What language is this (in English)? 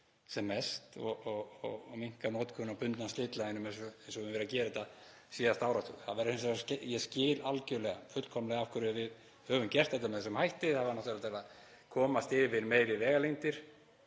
Icelandic